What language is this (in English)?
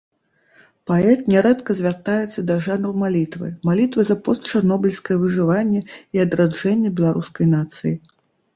Belarusian